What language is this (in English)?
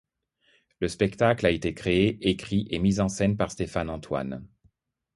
French